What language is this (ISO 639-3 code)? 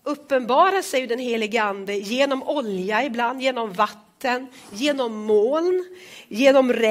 swe